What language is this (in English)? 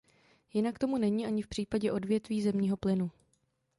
Czech